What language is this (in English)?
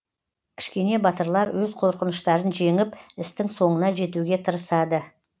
Kazakh